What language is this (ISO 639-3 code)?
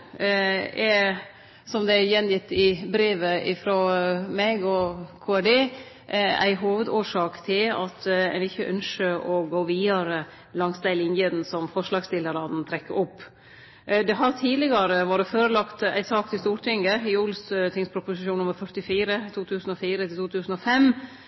nno